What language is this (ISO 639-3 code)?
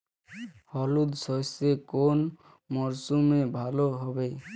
ben